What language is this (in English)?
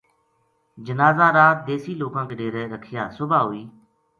Gujari